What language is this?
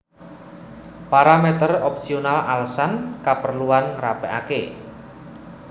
Javanese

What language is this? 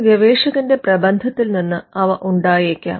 Malayalam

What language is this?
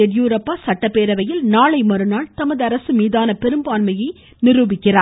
Tamil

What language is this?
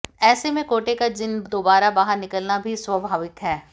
Hindi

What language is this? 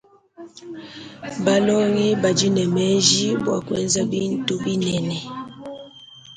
Luba-Lulua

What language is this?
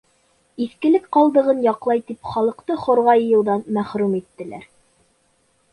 Bashkir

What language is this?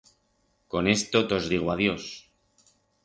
Aragonese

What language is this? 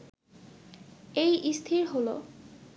Bangla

